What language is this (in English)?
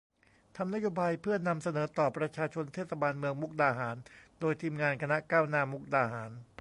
Thai